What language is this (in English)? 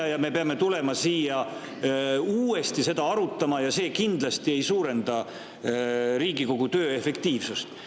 Estonian